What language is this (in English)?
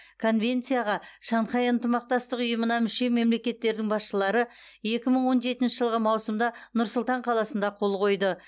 Kazakh